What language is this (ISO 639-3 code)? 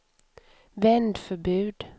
swe